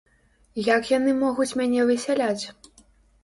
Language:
Belarusian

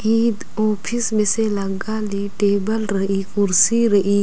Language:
Kurukh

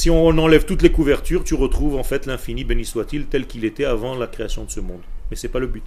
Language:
French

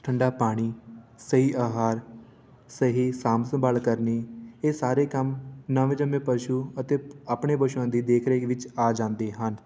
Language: Punjabi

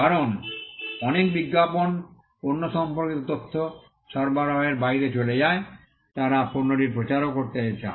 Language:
Bangla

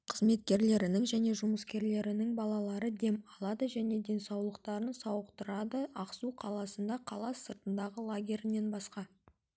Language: Kazakh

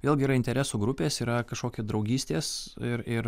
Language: Lithuanian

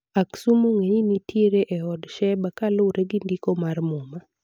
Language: Luo (Kenya and Tanzania)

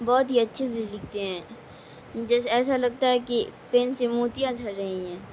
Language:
Urdu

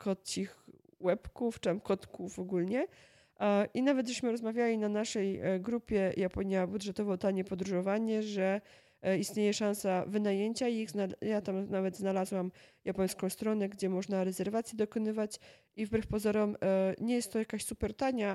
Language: Polish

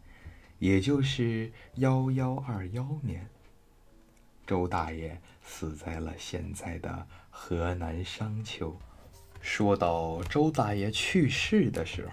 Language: Chinese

